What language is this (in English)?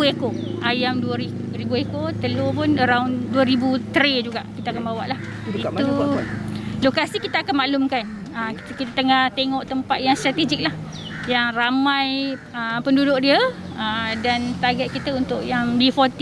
Malay